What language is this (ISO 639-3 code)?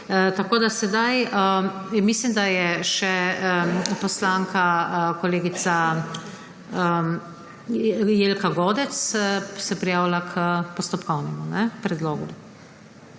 slv